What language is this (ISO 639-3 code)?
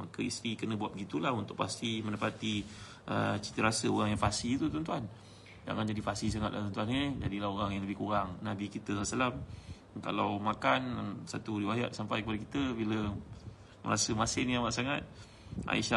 msa